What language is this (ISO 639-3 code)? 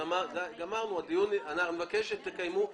heb